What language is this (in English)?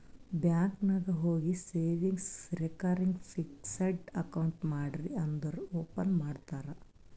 Kannada